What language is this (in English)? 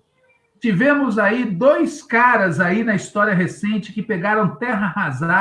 Portuguese